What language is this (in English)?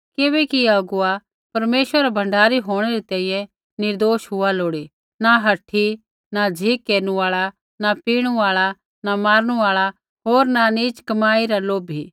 Kullu Pahari